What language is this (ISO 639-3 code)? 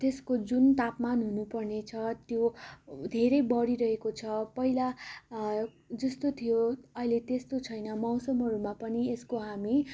nep